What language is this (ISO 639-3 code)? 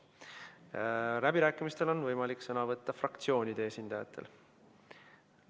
est